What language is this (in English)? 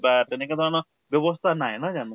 Assamese